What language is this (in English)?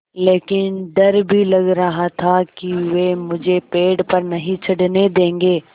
Hindi